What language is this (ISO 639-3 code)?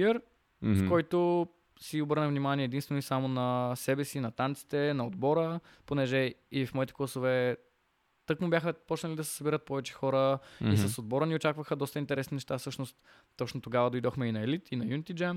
bul